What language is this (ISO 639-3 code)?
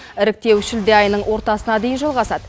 kaz